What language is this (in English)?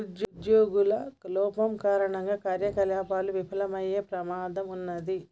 Telugu